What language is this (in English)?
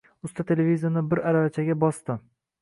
Uzbek